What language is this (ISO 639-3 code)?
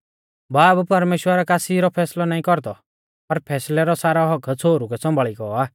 bfz